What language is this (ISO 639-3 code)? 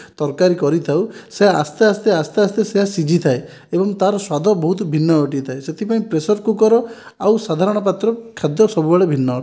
ori